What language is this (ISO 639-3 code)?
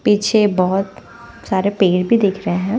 hin